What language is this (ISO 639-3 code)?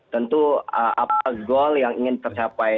ind